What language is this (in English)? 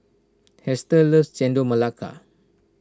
English